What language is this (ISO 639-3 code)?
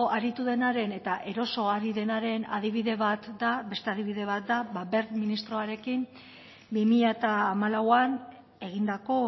eus